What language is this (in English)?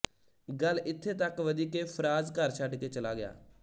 Punjabi